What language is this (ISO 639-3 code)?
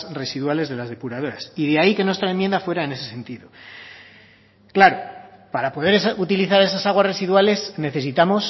spa